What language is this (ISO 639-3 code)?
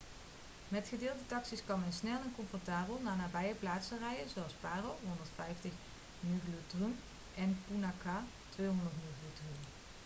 nld